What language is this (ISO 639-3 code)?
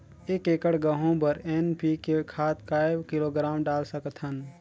hne